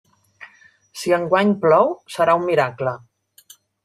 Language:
Catalan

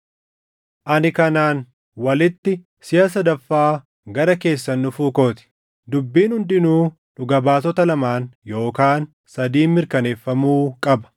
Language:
Oromo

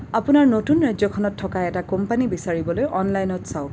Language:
Assamese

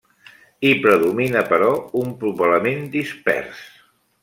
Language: Catalan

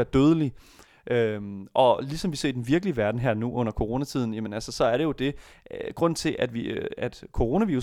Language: Danish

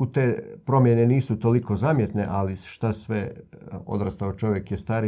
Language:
Croatian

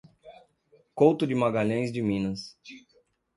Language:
Portuguese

